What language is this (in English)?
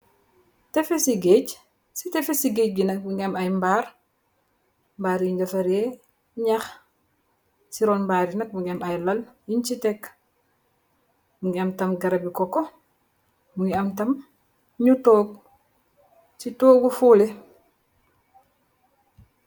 Wolof